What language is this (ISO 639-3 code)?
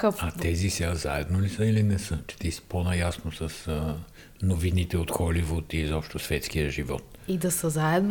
bul